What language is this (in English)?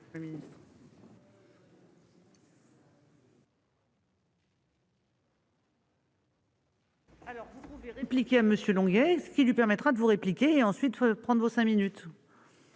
French